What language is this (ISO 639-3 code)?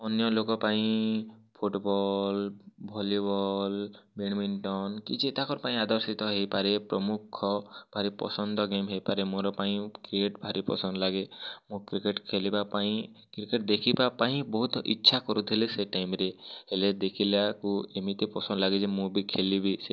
ori